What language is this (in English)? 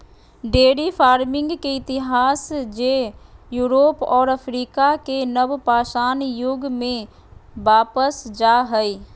Magahi